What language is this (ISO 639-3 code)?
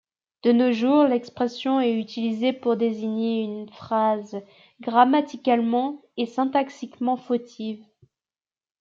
fra